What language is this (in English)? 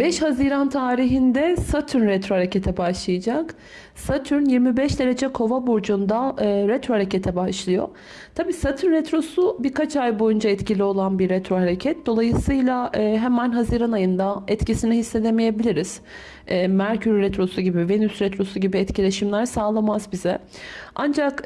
Turkish